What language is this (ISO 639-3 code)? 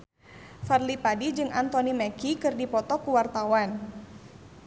sun